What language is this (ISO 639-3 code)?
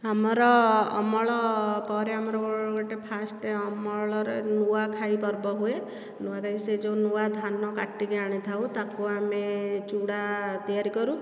ori